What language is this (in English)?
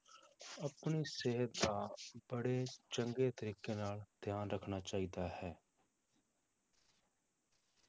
Punjabi